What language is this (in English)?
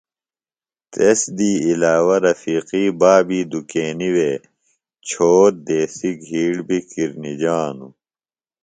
Phalura